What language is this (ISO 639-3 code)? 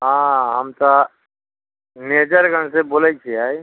mai